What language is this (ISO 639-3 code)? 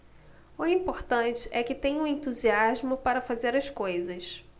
por